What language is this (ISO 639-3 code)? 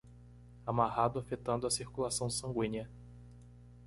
por